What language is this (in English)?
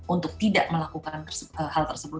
Indonesian